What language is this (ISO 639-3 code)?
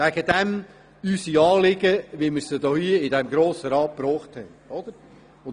gsw